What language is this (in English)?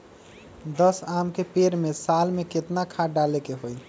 Magahi